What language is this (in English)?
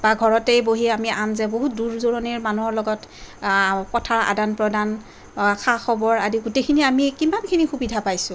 Assamese